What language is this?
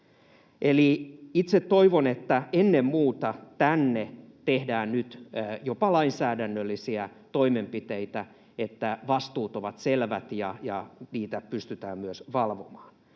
Finnish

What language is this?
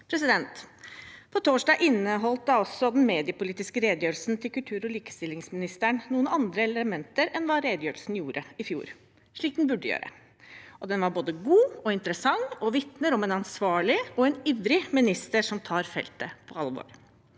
Norwegian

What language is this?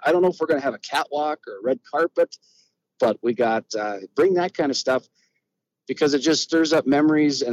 English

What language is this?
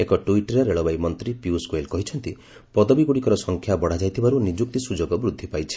Odia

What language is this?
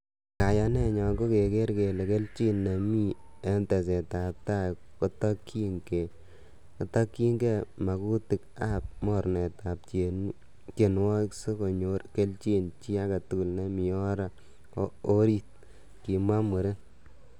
Kalenjin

